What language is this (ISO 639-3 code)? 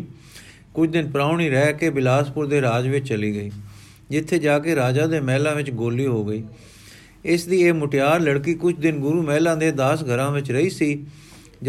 pan